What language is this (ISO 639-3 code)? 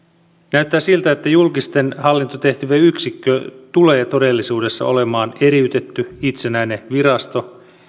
fin